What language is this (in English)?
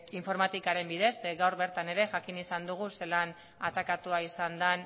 Basque